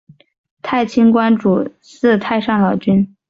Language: Chinese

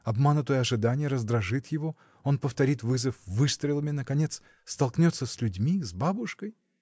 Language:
Russian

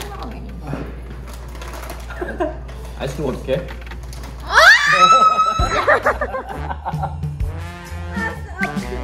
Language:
Korean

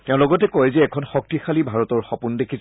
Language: Assamese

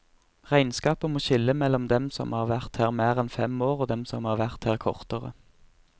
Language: Norwegian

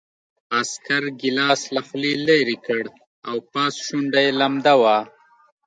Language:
Pashto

